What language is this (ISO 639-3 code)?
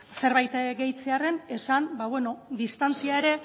eus